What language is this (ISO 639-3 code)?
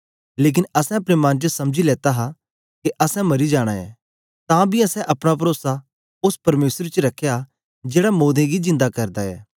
doi